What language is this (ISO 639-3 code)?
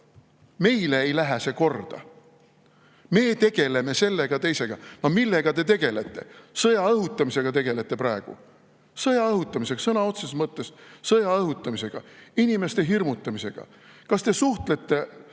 est